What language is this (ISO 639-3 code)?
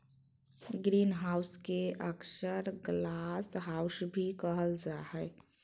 mag